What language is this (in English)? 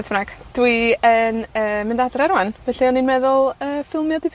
Welsh